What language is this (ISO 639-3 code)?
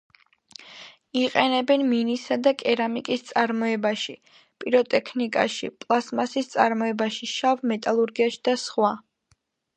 kat